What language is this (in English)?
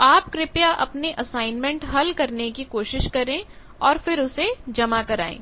Hindi